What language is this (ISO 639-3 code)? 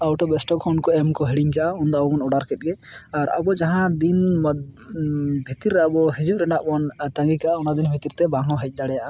sat